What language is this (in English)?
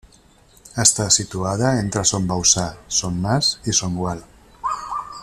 Catalan